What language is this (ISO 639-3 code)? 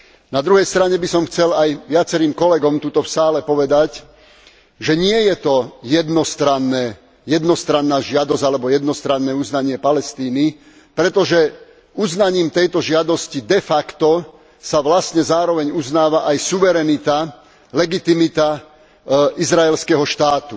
slk